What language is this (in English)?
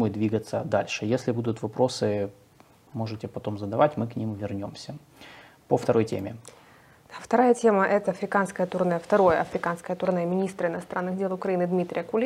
Russian